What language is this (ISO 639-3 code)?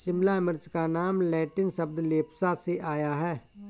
hin